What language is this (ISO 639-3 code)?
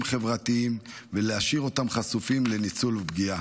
heb